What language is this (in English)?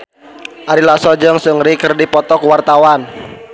Sundanese